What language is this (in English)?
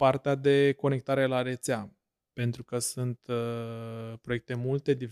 Romanian